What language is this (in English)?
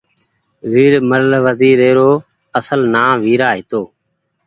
Goaria